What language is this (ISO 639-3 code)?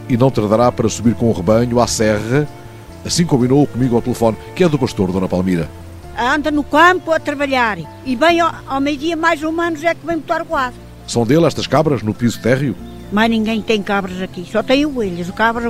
por